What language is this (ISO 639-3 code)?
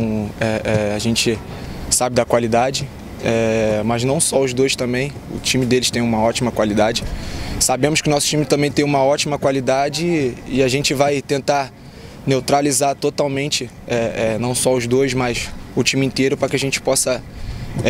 por